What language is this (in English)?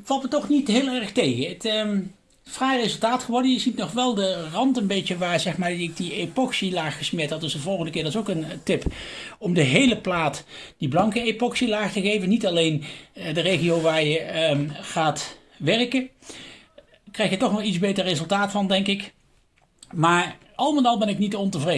Dutch